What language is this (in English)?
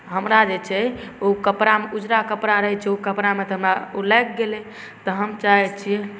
Maithili